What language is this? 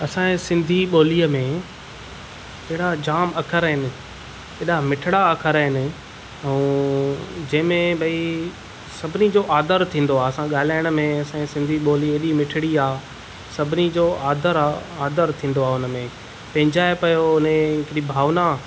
Sindhi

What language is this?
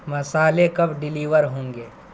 Urdu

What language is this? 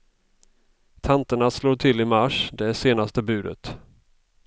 Swedish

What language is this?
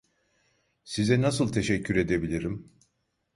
Turkish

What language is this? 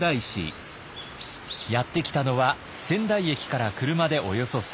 Japanese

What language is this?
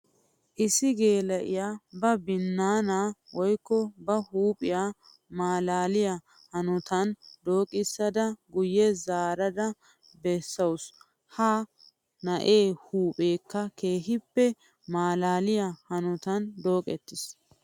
Wolaytta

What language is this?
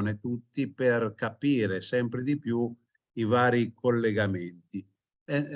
Italian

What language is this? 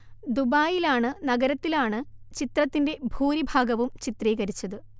Malayalam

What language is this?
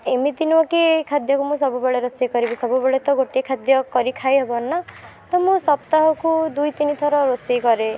Odia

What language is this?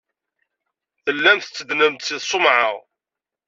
Kabyle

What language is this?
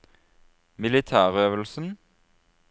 Norwegian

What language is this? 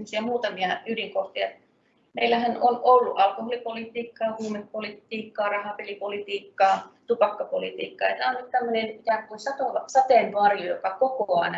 Finnish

